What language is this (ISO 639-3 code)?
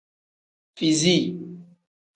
kdh